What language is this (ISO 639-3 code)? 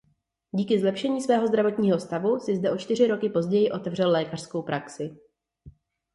ces